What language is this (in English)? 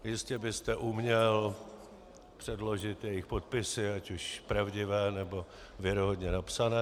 Czech